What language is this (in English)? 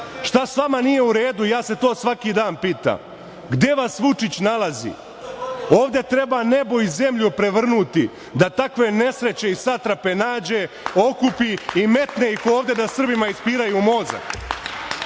Serbian